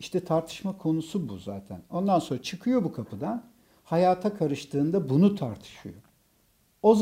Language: Turkish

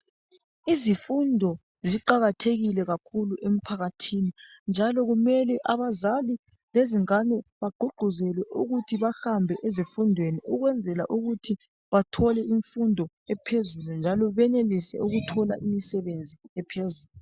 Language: North Ndebele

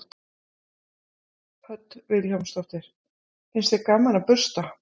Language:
Icelandic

